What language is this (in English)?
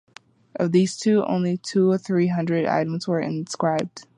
English